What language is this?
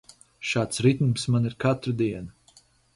Latvian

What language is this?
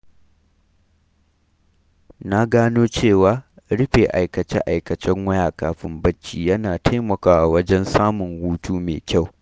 Hausa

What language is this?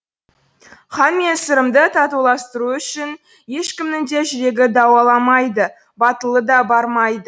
Kazakh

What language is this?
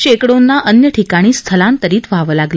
Marathi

